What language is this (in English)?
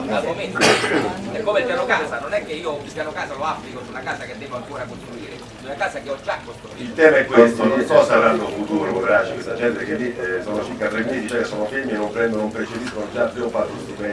Italian